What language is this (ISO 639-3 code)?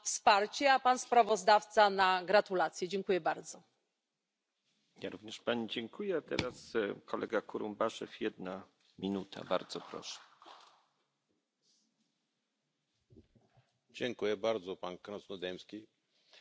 fin